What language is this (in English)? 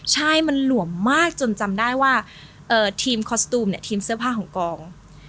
Thai